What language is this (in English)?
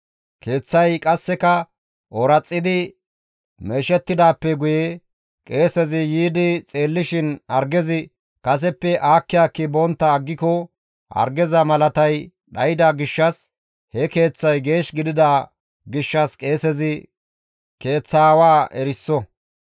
Gamo